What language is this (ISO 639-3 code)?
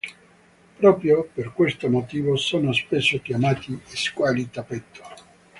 ita